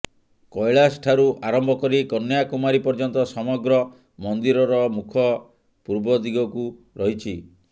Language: Odia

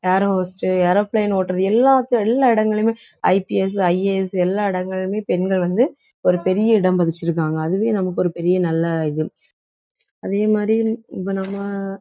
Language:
Tamil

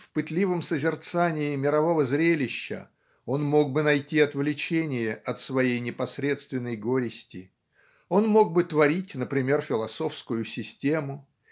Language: Russian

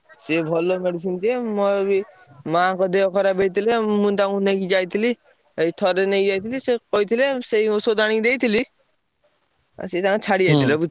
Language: Odia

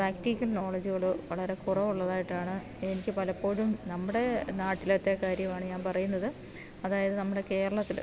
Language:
Malayalam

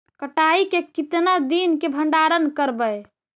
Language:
Magahi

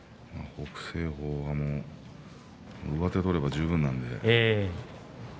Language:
Japanese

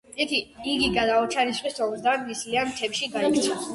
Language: Georgian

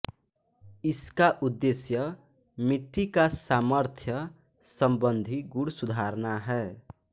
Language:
Hindi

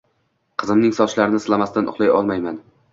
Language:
Uzbek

